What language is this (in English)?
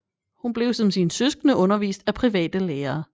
Danish